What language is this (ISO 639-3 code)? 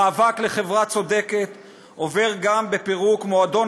heb